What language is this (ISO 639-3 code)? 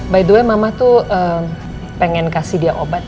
ind